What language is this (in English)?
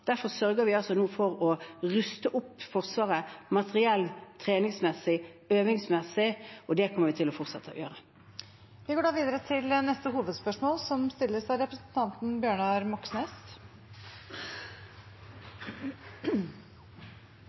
Norwegian